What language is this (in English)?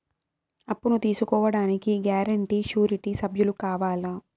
Telugu